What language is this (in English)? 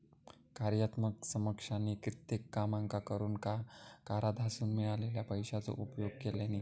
Marathi